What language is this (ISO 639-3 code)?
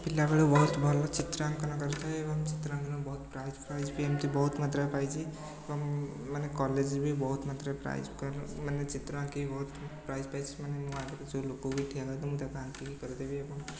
ori